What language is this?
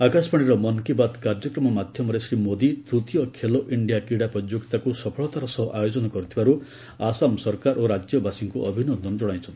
Odia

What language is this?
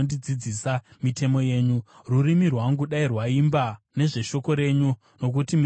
Shona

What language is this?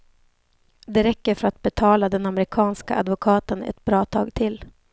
Swedish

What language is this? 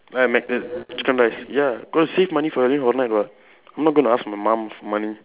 English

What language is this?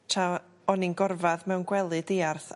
Welsh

